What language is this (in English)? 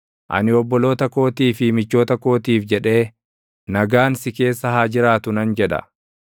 Oromo